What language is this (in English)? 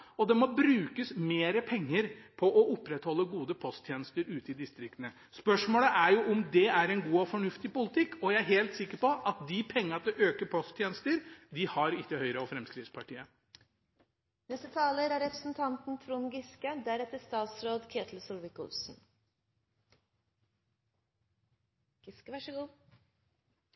Norwegian Bokmål